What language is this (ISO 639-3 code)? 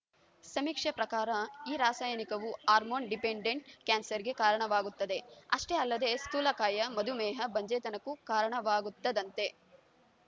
kan